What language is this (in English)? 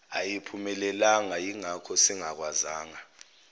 Zulu